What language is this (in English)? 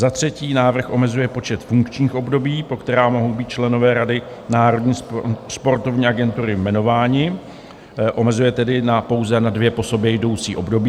Czech